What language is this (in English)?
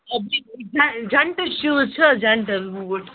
Kashmiri